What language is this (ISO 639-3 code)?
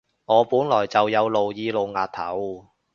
yue